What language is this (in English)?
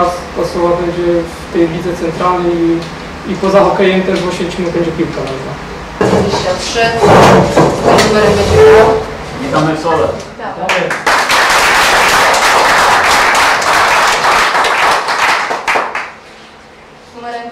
Polish